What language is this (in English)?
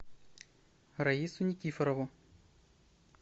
Russian